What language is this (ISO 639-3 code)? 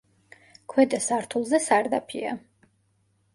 kat